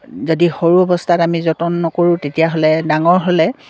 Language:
Assamese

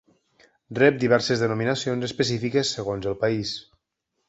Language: Catalan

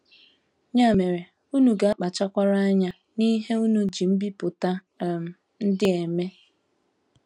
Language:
Igbo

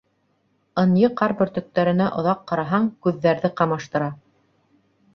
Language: Bashkir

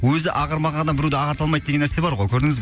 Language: Kazakh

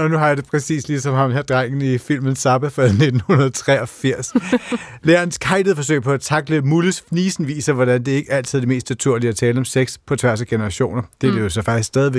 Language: Danish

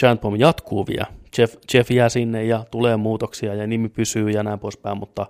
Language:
Finnish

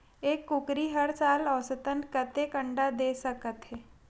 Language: Chhattisgarhi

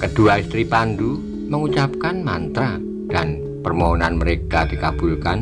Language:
Indonesian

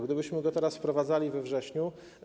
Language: Polish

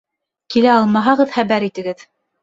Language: Bashkir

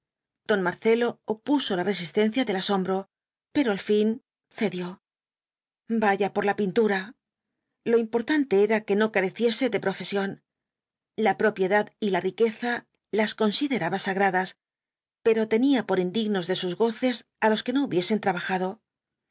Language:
Spanish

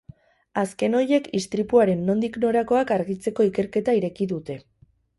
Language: Basque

